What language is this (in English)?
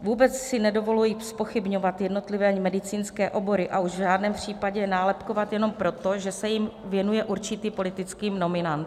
Czech